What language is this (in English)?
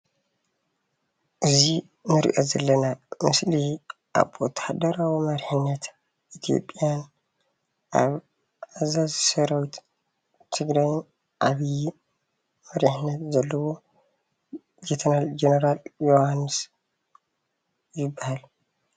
Tigrinya